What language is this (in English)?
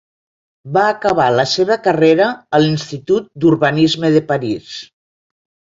Catalan